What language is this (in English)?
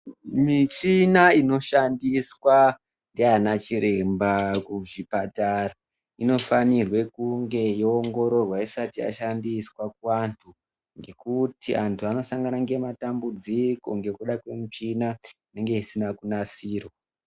Ndau